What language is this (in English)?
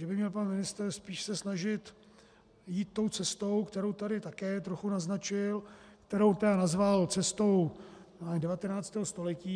Czech